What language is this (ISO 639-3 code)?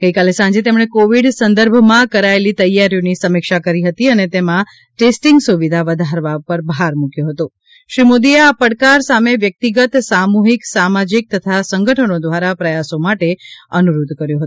guj